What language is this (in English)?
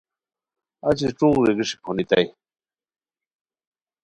Khowar